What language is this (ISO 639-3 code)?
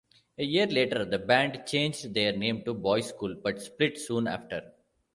eng